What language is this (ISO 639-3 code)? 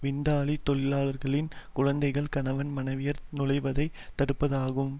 tam